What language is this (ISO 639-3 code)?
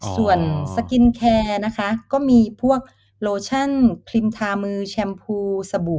tha